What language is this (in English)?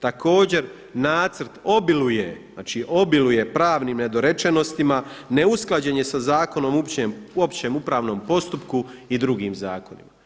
Croatian